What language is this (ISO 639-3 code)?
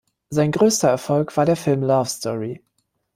deu